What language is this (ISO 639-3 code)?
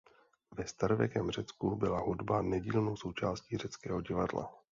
ces